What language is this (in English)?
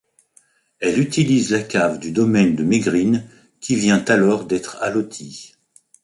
French